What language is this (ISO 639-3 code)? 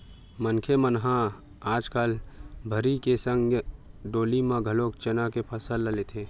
hne